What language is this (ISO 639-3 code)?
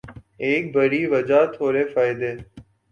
urd